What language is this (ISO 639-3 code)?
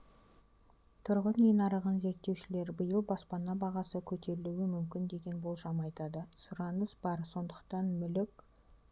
kaz